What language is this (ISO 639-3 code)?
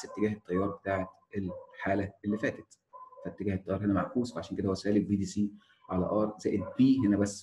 ara